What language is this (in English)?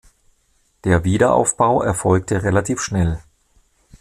German